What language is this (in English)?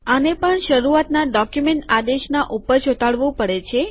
Gujarati